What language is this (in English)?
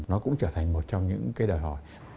Vietnamese